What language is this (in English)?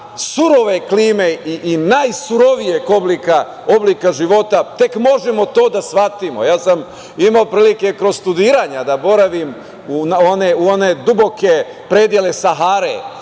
Serbian